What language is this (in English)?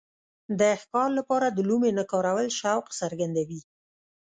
Pashto